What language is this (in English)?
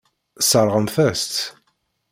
Kabyle